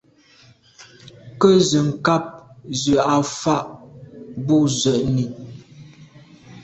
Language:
Medumba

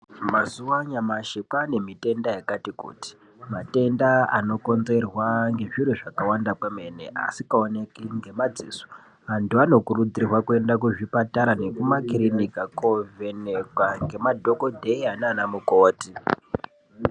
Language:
Ndau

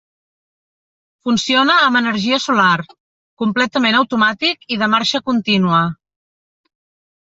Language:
Catalan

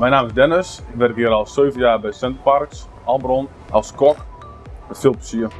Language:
Dutch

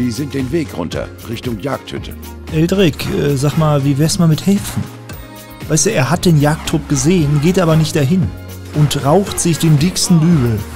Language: German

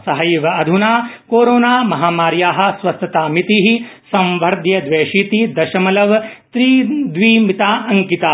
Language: Sanskrit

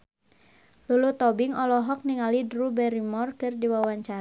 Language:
Sundanese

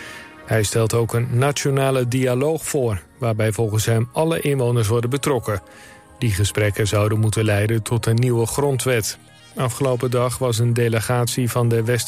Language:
Dutch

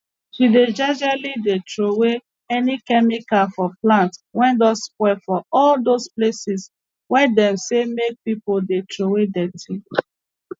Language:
Nigerian Pidgin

